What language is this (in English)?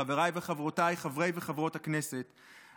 Hebrew